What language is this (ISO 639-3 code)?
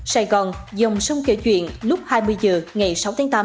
vie